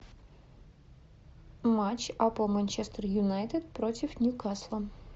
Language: Russian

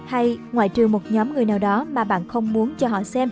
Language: Vietnamese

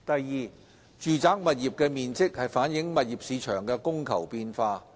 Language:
Cantonese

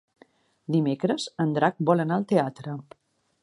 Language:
Catalan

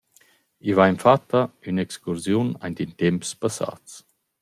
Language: Romansh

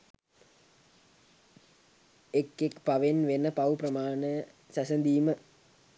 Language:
Sinhala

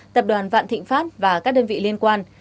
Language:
Vietnamese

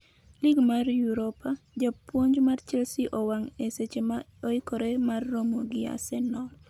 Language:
Luo (Kenya and Tanzania)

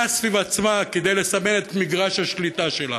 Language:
Hebrew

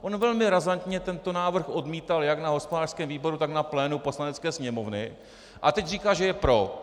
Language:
Czech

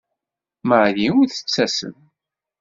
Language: Kabyle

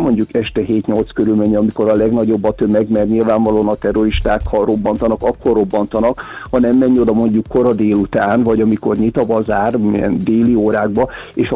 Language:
Hungarian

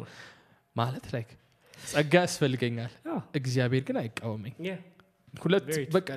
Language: Amharic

